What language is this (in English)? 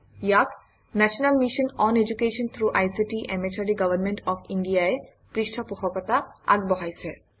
Assamese